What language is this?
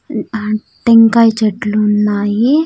Telugu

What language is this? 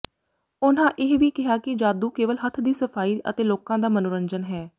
Punjabi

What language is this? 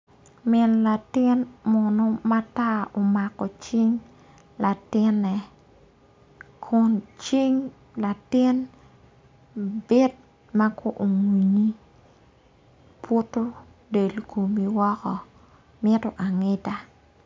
Acoli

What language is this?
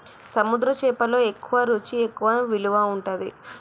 Telugu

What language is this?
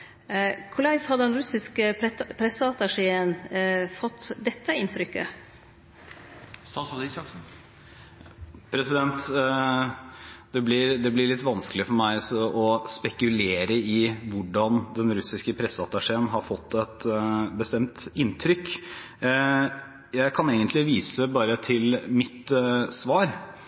Norwegian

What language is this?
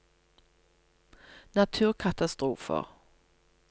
Norwegian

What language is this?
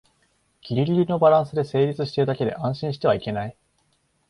Japanese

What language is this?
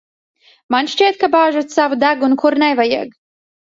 Latvian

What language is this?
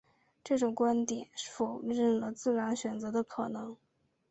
Chinese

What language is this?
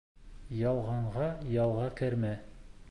Bashkir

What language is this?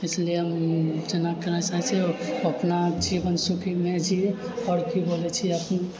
Maithili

